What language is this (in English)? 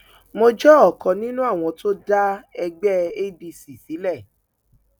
Yoruba